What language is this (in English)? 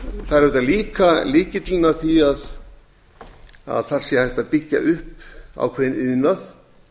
Icelandic